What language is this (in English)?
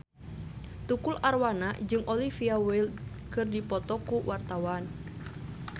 Sundanese